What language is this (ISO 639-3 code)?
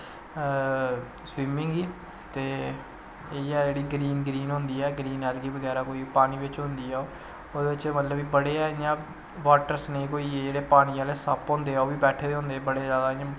doi